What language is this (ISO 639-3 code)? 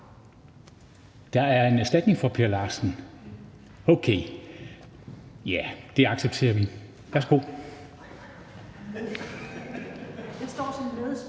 dan